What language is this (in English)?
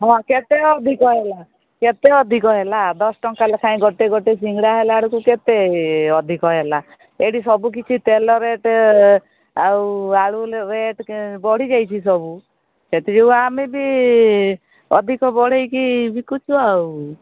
Odia